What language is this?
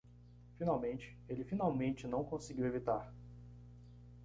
Portuguese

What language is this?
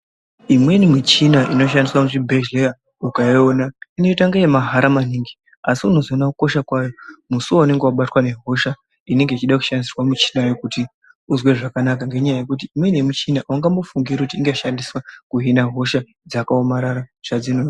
Ndau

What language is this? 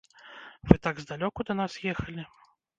Belarusian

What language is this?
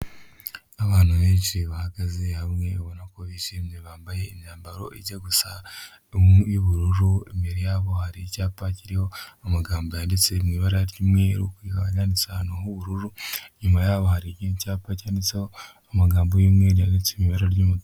Kinyarwanda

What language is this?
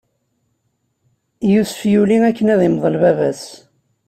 Kabyle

